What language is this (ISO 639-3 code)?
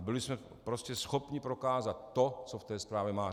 ces